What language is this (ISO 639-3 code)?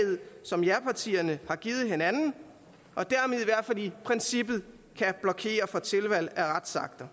dan